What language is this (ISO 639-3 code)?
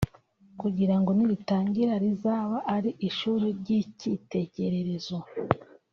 kin